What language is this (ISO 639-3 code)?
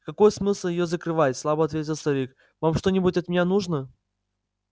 rus